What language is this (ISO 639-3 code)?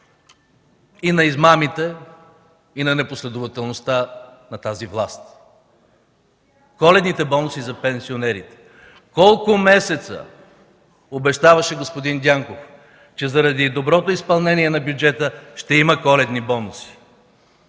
bul